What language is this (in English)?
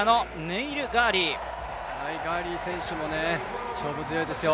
Japanese